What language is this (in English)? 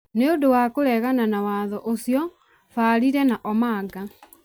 Kikuyu